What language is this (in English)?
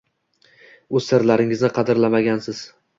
Uzbek